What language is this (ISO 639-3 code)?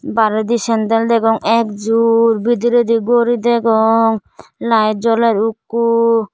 ccp